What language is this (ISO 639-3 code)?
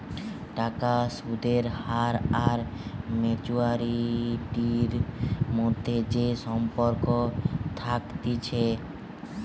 ben